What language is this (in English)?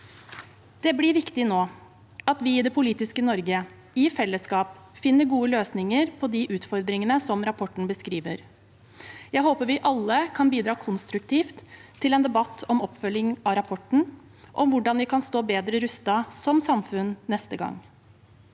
Norwegian